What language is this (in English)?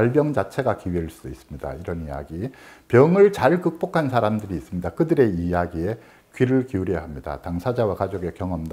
Korean